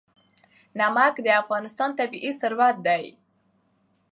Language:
Pashto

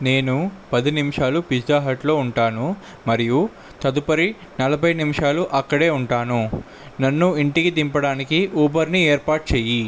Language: Telugu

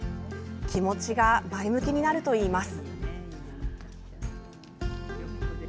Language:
Japanese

